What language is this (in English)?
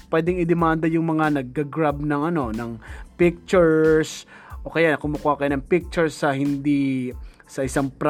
Filipino